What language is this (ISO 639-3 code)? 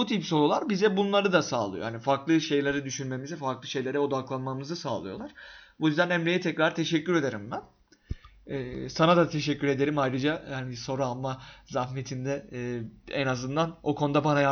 tur